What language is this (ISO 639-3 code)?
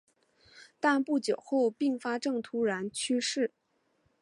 zho